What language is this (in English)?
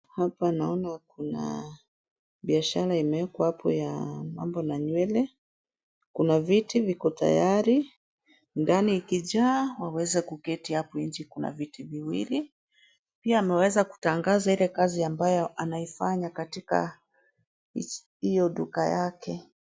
Swahili